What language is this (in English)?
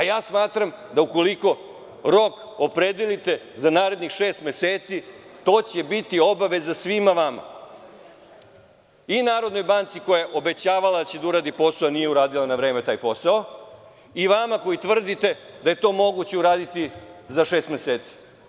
Serbian